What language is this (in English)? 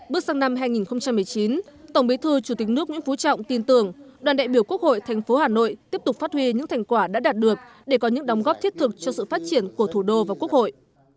Vietnamese